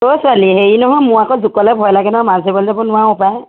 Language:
Assamese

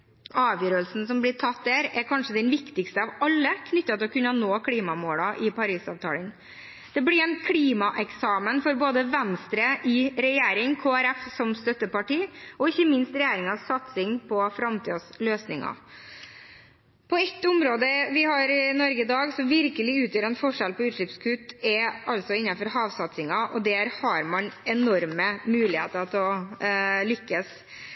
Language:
Norwegian Bokmål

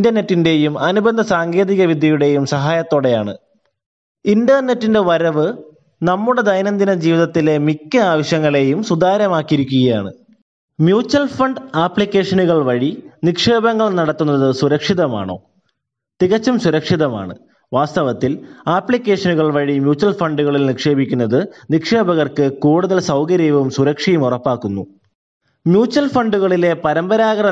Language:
Malayalam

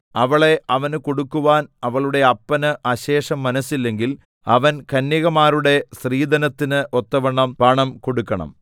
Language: Malayalam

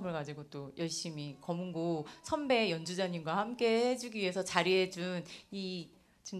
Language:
Korean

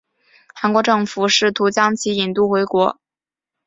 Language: Chinese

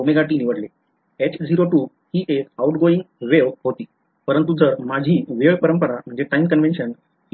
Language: Marathi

